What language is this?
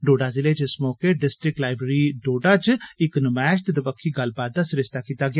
Dogri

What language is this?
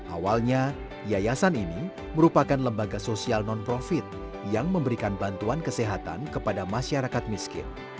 Indonesian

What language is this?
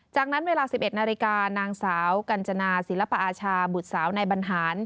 Thai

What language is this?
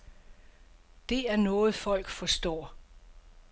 Danish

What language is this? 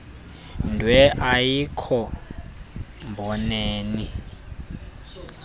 Xhosa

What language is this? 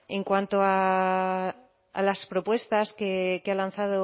Spanish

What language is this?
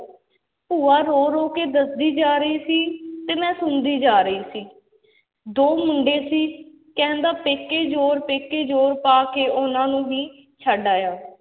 Punjabi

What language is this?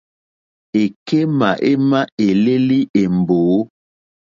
Mokpwe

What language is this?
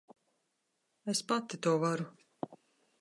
Latvian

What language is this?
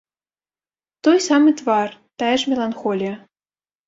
Belarusian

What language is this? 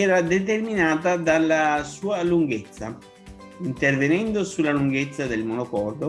Italian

